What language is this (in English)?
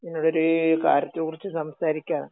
Malayalam